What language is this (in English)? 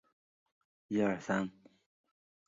Chinese